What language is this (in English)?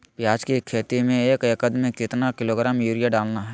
Magahi